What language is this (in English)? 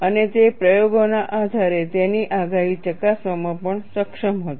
Gujarati